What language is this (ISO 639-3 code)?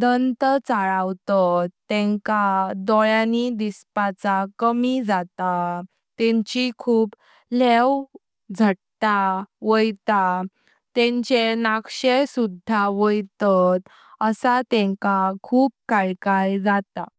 kok